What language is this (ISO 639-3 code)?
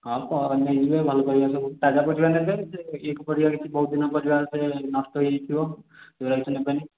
ori